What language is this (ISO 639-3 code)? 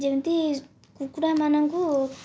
ori